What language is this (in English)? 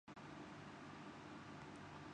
Urdu